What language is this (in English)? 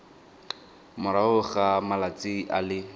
Tswana